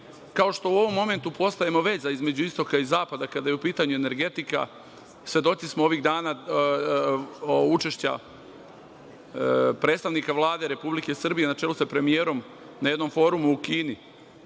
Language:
Serbian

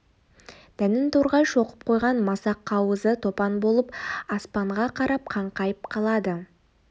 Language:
Kazakh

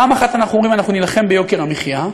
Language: Hebrew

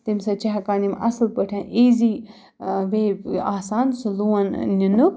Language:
Kashmiri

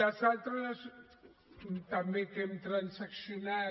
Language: Catalan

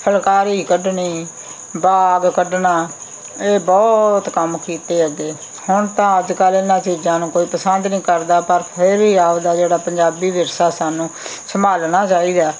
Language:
Punjabi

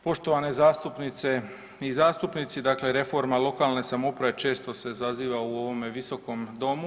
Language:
Croatian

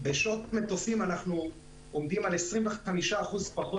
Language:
Hebrew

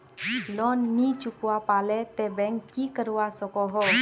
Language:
Magahi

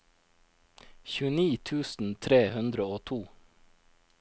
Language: Norwegian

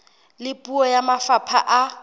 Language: Southern Sotho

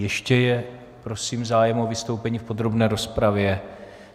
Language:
Czech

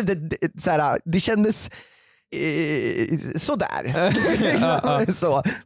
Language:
Swedish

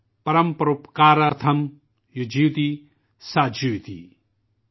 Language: Urdu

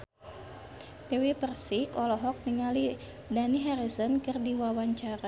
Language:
Sundanese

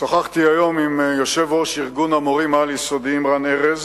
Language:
Hebrew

